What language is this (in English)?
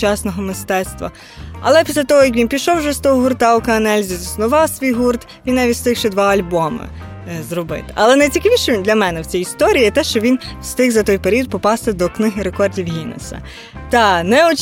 Ukrainian